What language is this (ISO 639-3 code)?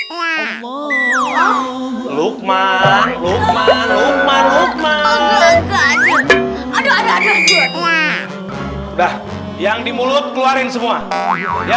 ind